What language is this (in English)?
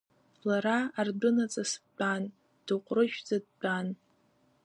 Abkhazian